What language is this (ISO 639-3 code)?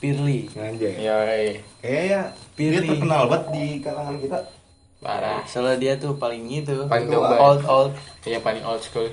ind